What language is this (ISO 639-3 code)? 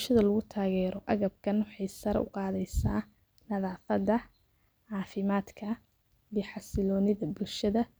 som